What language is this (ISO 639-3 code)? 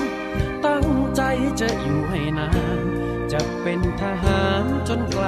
tha